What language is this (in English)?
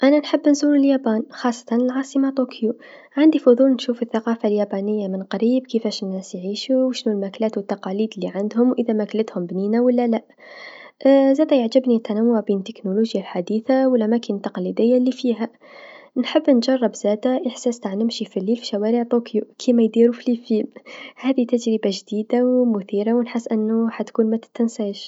Tunisian Arabic